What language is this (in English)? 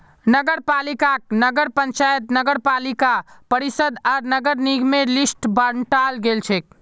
Magahi